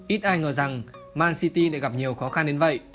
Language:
Vietnamese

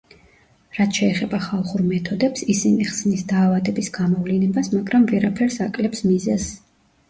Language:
Georgian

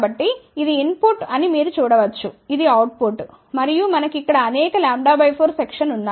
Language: Telugu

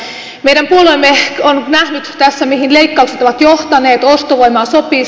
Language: Finnish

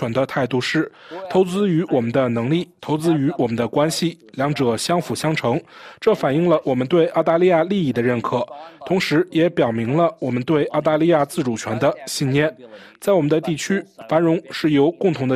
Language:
Chinese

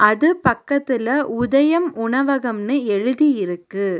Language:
Tamil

